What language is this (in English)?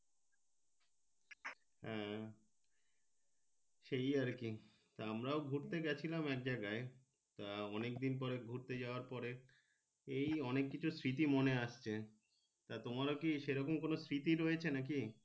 Bangla